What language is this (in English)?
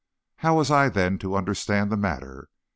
English